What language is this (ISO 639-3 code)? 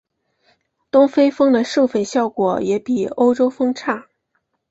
zho